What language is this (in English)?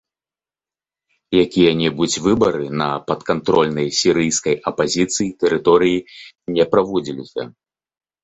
Belarusian